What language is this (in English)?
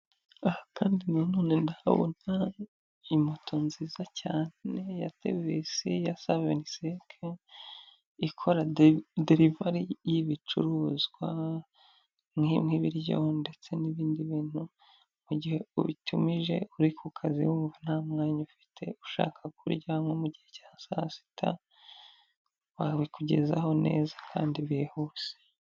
Kinyarwanda